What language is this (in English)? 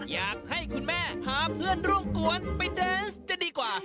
Thai